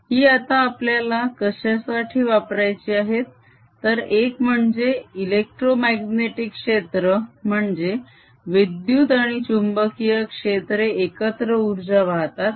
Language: Marathi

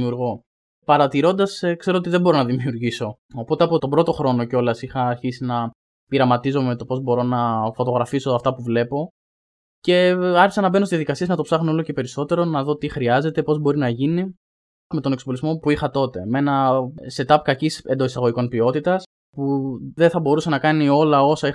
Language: Greek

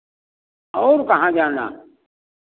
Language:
Hindi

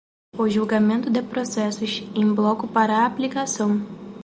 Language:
Portuguese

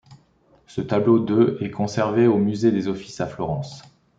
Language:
French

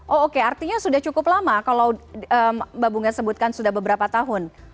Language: Indonesian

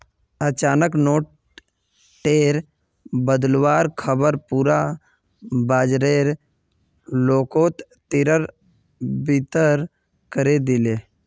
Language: Magahi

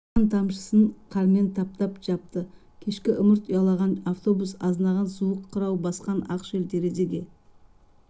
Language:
Kazakh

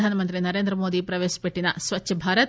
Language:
Telugu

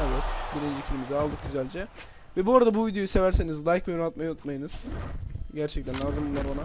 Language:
Turkish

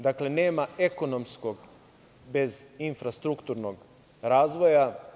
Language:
Serbian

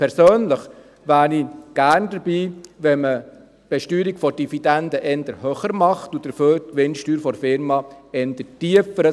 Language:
Swiss German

